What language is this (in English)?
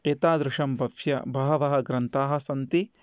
Sanskrit